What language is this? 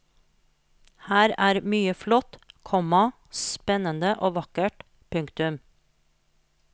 Norwegian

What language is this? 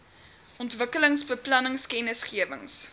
Afrikaans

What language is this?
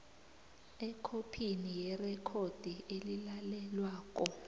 South Ndebele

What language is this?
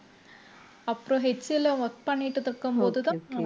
Tamil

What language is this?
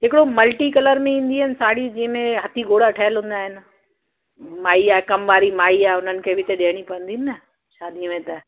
Sindhi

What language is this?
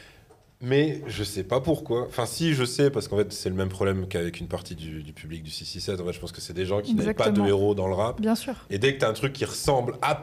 French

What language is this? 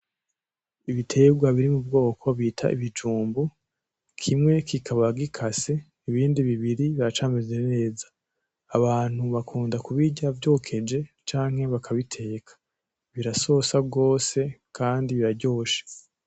Rundi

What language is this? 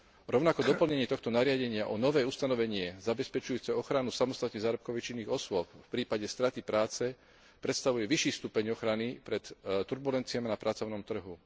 Slovak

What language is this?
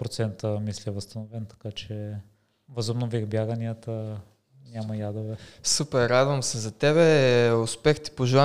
Bulgarian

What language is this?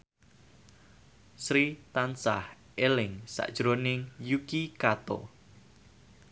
Javanese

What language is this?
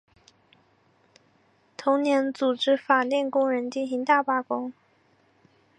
Chinese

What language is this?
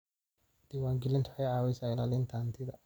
Somali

